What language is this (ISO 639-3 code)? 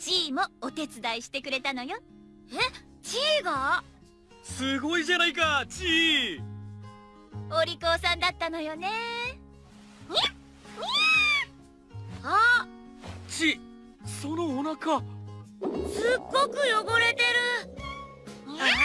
jpn